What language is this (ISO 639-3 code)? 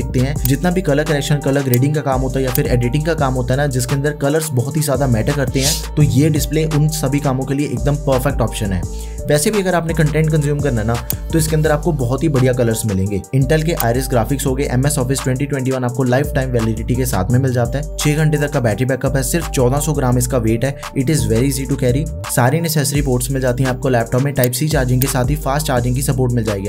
hin